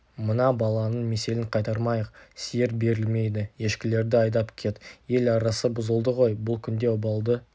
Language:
Kazakh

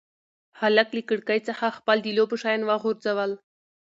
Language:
Pashto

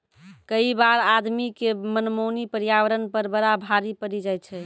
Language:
Maithili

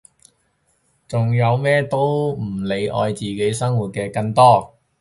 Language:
Cantonese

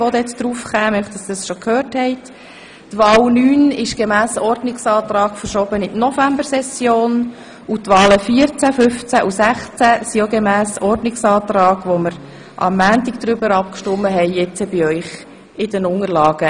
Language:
Swiss German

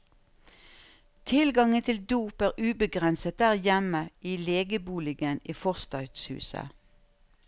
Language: Norwegian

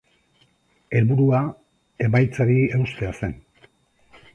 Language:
Basque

